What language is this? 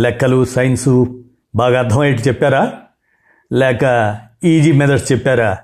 Telugu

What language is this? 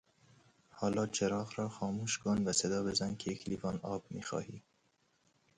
Persian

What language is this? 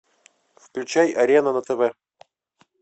Russian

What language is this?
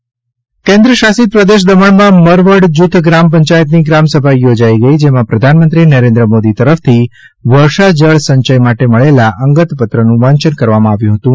Gujarati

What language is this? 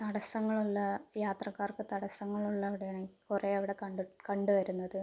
Malayalam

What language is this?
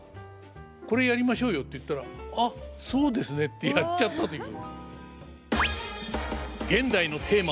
Japanese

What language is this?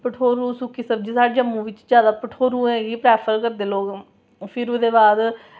Dogri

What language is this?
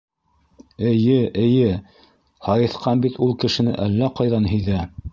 Bashkir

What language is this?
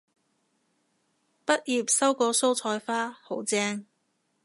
Cantonese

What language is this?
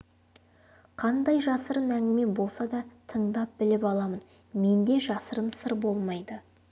Kazakh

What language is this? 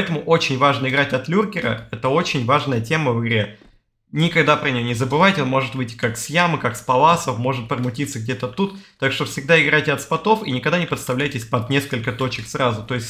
Russian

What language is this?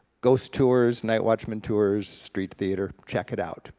English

